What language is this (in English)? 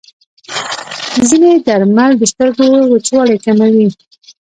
Pashto